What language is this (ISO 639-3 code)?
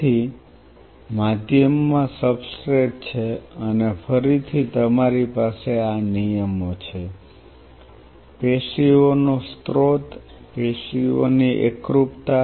guj